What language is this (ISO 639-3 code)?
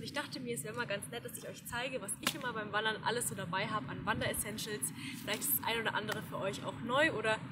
deu